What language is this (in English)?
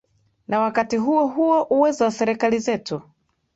Swahili